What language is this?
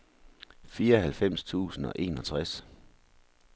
Danish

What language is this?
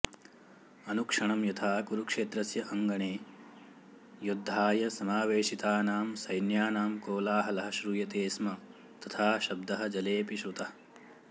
Sanskrit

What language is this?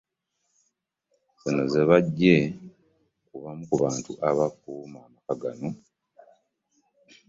Ganda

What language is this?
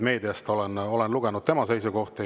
Estonian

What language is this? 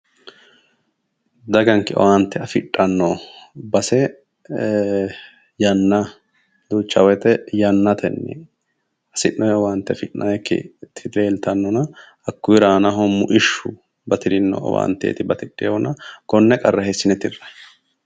Sidamo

